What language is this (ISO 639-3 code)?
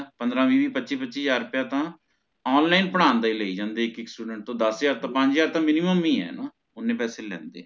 pan